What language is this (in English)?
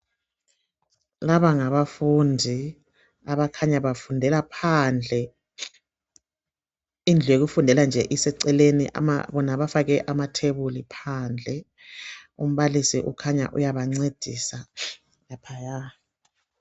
North Ndebele